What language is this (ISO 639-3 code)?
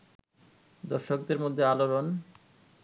ben